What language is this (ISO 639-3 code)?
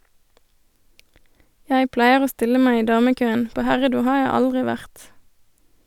nor